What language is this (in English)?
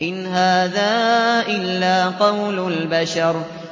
Arabic